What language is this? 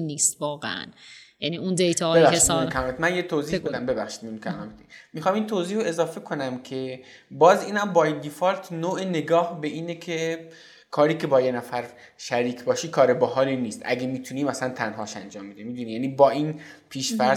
Persian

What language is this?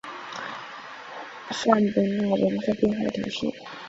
Chinese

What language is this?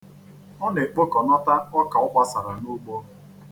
Igbo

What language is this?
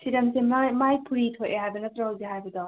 Manipuri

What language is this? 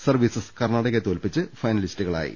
Malayalam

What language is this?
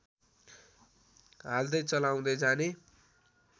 Nepali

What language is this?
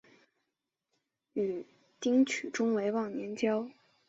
Chinese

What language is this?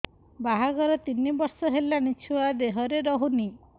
Odia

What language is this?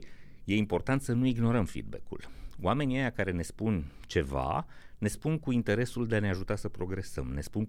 Romanian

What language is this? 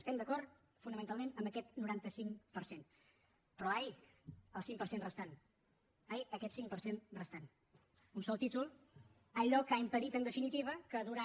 Catalan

